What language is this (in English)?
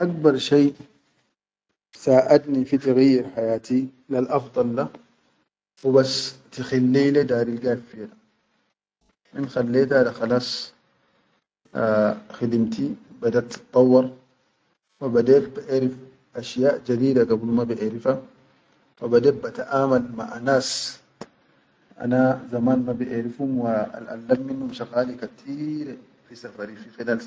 Chadian Arabic